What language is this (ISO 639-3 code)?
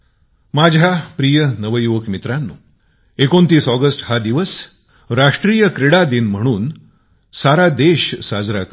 mar